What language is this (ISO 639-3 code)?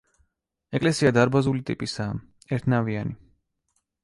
kat